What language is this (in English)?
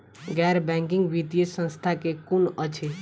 Maithili